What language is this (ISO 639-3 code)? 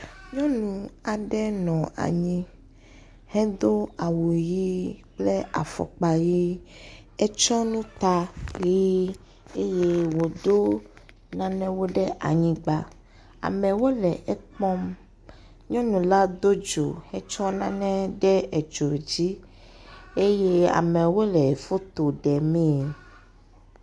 ewe